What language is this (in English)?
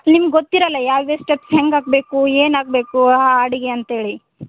Kannada